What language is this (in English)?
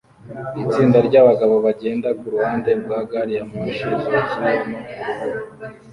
Kinyarwanda